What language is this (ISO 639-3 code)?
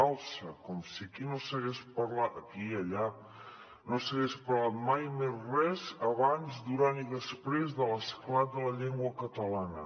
cat